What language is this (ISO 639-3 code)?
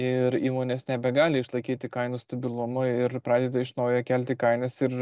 lit